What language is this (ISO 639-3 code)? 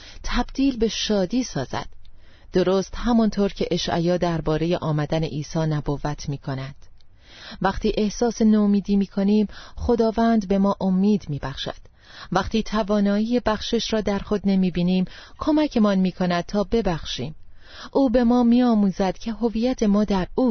fas